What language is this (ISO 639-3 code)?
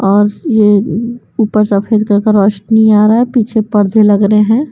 hin